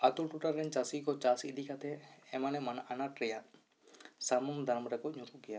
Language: Santali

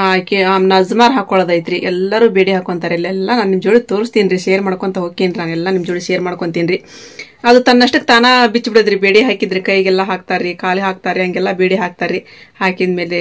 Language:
Indonesian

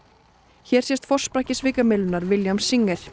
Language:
Icelandic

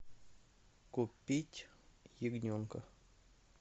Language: Russian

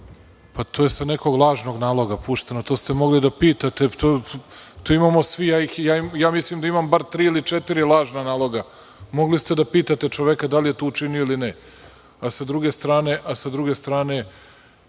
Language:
Serbian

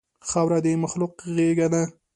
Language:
Pashto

